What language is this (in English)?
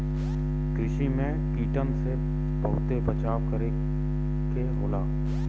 Bhojpuri